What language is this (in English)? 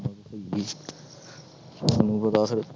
Punjabi